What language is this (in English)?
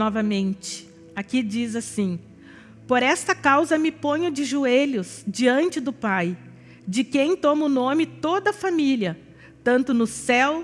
Portuguese